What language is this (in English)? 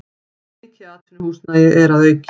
Icelandic